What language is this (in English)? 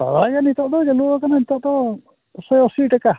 Santali